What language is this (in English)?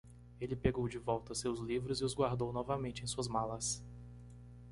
Portuguese